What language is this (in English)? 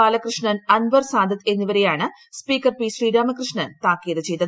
Malayalam